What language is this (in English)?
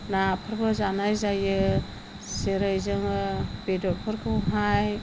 Bodo